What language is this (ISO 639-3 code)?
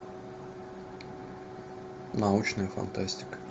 rus